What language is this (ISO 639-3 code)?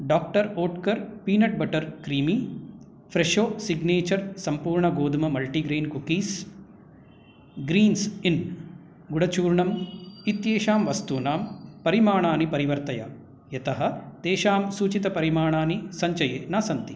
san